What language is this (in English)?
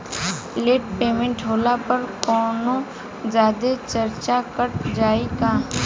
Bhojpuri